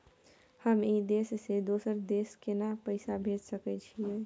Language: Maithili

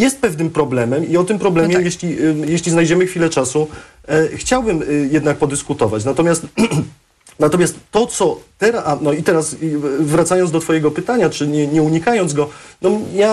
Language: Polish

